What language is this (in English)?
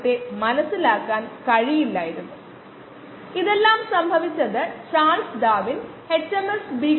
Malayalam